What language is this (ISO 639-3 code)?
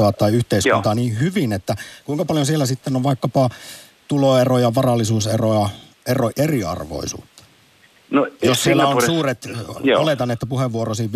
fin